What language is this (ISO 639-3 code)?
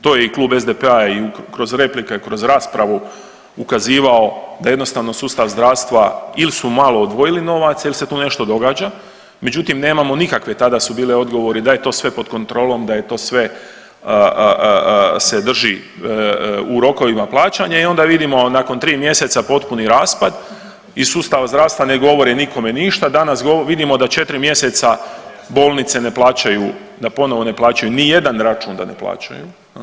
hrv